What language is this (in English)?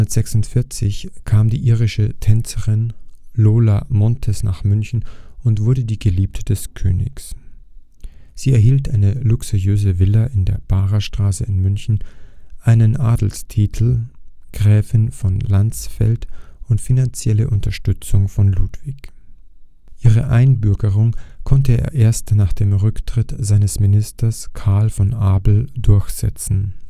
German